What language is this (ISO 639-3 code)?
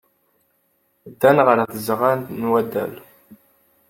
kab